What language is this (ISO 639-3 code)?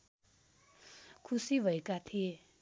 nep